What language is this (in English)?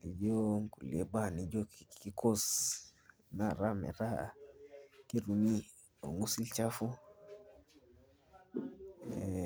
Masai